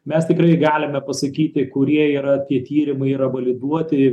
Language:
Lithuanian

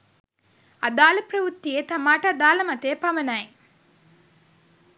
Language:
Sinhala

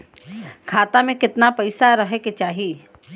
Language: Bhojpuri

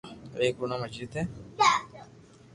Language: Loarki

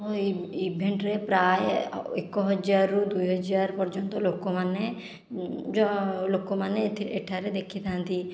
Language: Odia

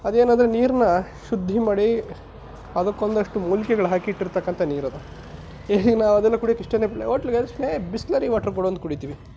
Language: Kannada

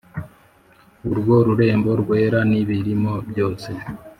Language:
Kinyarwanda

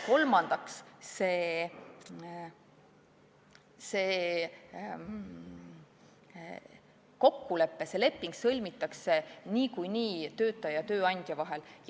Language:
Estonian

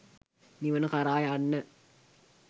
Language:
Sinhala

